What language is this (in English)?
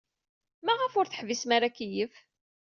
Kabyle